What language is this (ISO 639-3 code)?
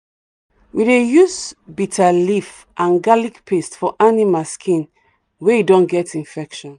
pcm